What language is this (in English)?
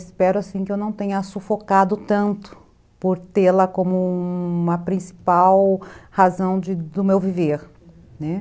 Portuguese